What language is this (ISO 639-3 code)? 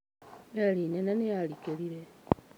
kik